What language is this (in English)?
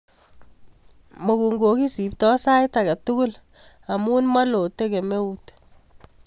Kalenjin